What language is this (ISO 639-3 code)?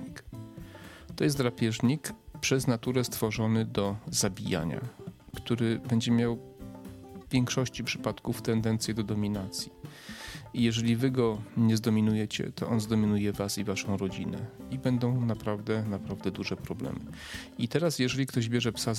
pol